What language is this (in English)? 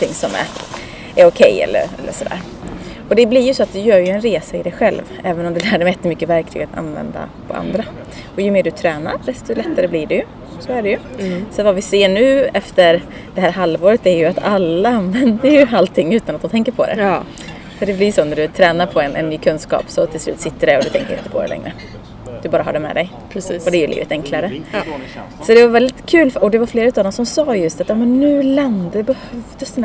Swedish